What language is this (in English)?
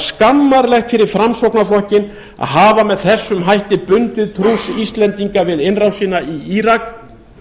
Icelandic